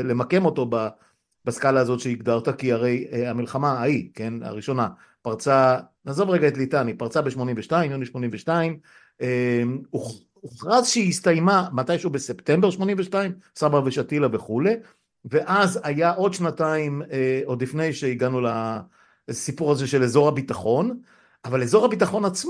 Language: Hebrew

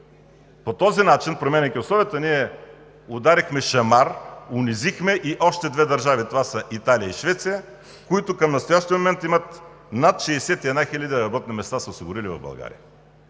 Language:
Bulgarian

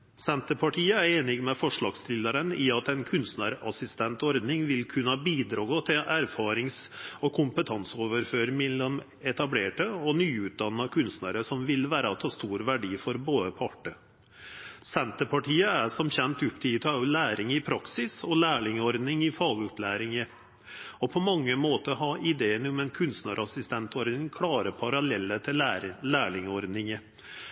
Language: Norwegian Nynorsk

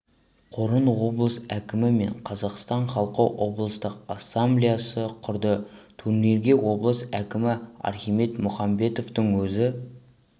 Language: Kazakh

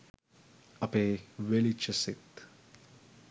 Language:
Sinhala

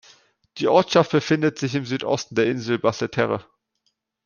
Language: German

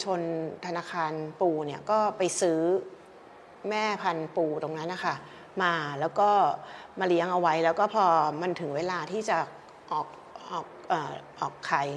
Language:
Thai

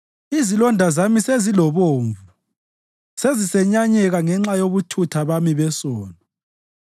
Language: North Ndebele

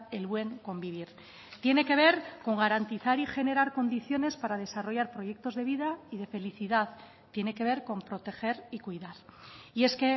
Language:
Spanish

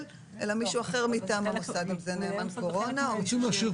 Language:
Hebrew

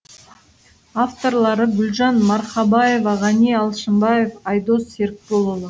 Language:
Kazakh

